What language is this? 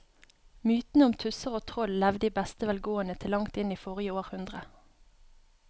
Norwegian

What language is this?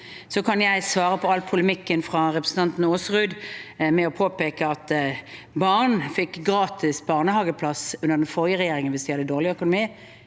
Norwegian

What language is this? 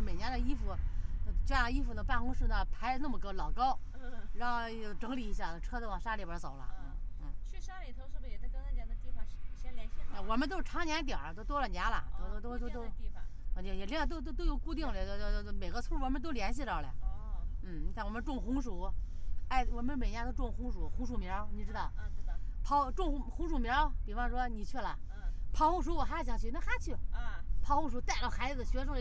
Chinese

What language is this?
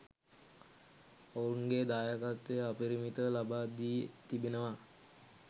Sinhala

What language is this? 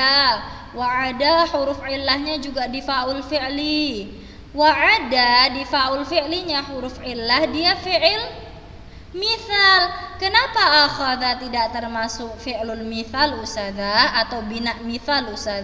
Indonesian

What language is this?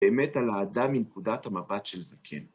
Hebrew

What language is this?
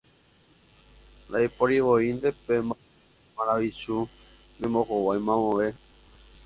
Guarani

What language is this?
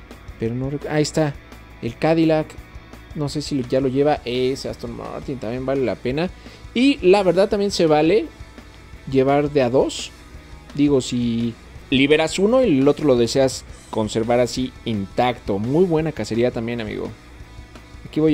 Spanish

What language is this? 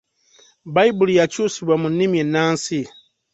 Ganda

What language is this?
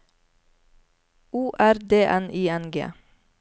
Norwegian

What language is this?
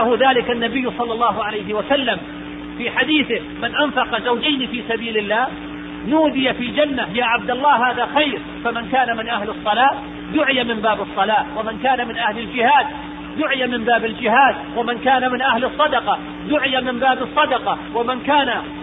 Arabic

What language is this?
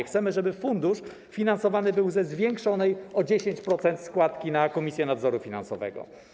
Polish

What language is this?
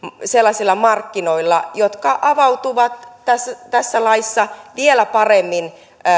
Finnish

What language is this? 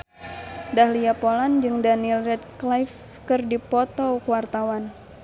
Sundanese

